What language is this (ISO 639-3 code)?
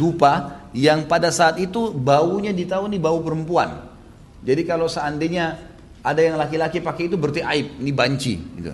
ind